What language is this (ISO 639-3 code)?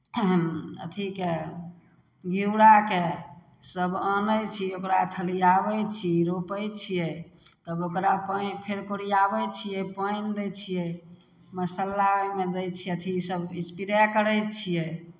mai